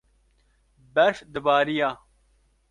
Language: Kurdish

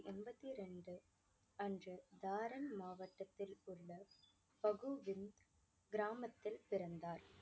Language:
Tamil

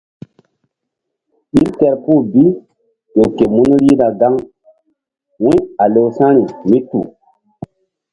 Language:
Mbum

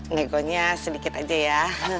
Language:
Indonesian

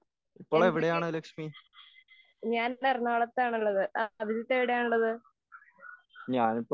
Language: Malayalam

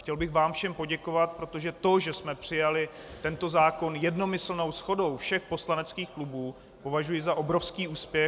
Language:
Czech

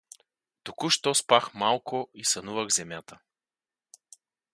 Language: Bulgarian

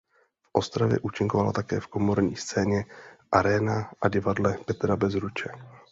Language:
Czech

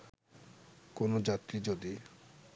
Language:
Bangla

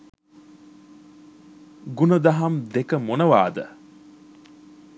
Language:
Sinhala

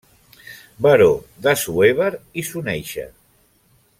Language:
Catalan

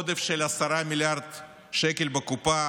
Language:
Hebrew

